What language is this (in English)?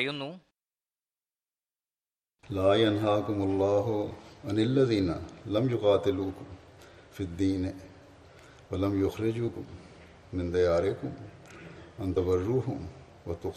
Malayalam